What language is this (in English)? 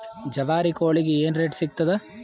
Kannada